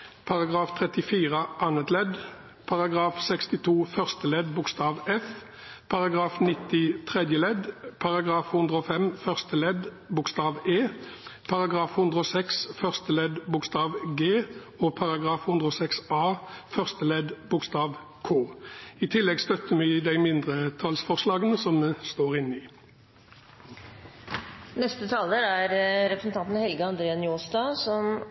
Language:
Norwegian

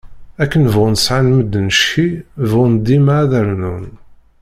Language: Kabyle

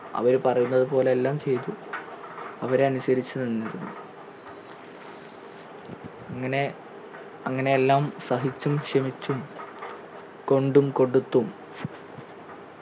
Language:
Malayalam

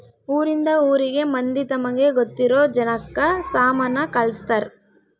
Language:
Kannada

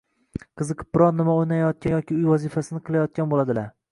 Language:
Uzbek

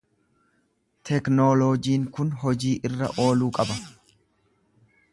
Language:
Oromo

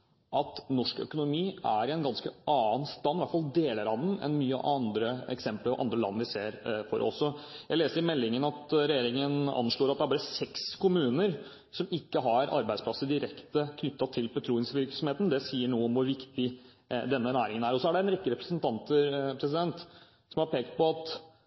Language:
Norwegian Bokmål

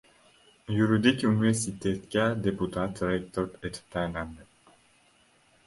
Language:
Uzbek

